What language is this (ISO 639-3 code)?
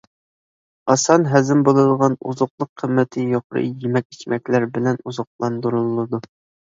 uig